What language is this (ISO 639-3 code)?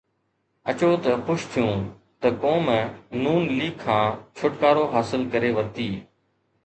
snd